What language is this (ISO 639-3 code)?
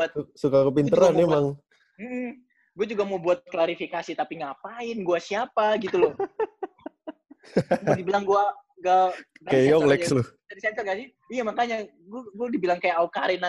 ind